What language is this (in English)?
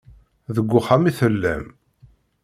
Kabyle